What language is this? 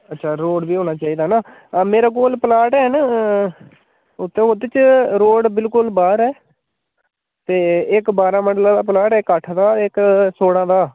Dogri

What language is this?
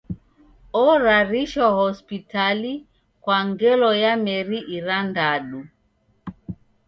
Taita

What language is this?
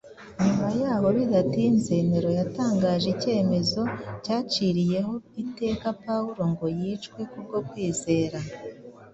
Kinyarwanda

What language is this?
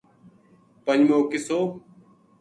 Gujari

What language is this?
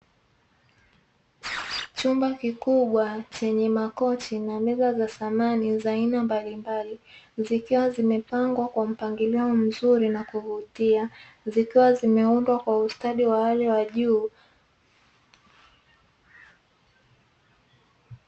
Swahili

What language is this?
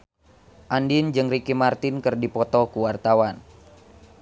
Sundanese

